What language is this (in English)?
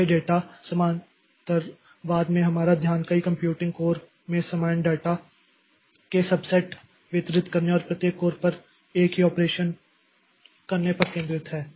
Hindi